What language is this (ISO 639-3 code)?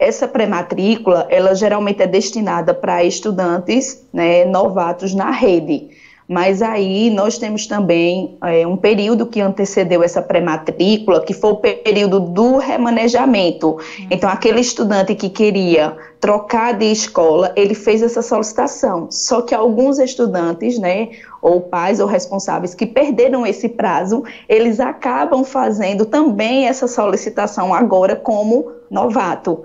por